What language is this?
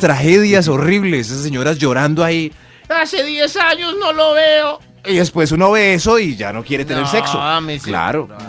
Spanish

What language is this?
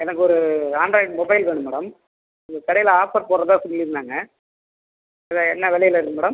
Tamil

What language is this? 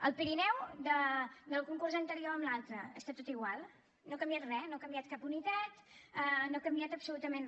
Catalan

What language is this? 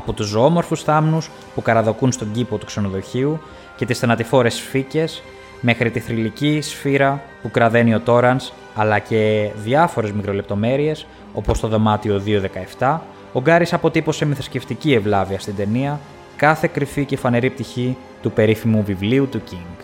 Greek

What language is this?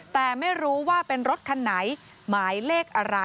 Thai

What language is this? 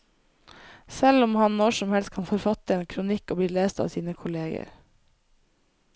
Norwegian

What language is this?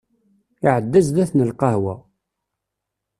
Kabyle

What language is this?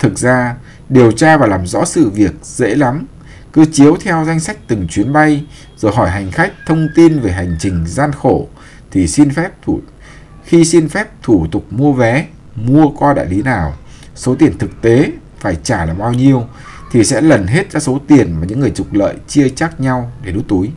Vietnamese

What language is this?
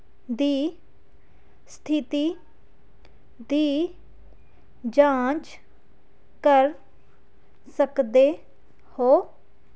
Punjabi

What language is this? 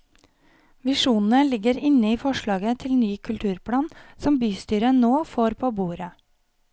Norwegian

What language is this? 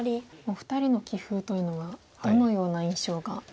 Japanese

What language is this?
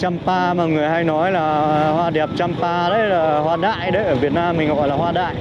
Vietnamese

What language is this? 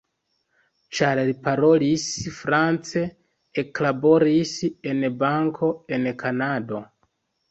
Esperanto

